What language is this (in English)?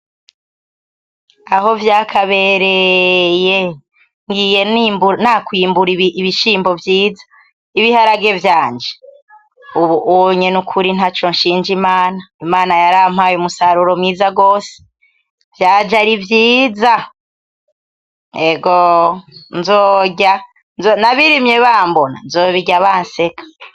Rundi